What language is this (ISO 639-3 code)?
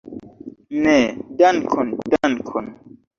epo